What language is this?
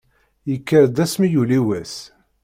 Kabyle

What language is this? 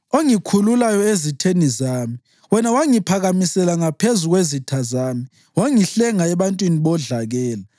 North Ndebele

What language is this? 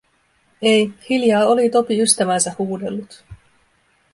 Finnish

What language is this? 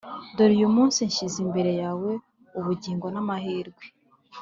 Kinyarwanda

